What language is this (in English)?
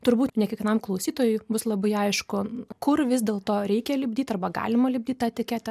Lithuanian